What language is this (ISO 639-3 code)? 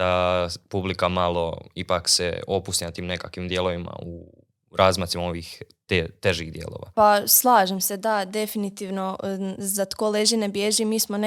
hrv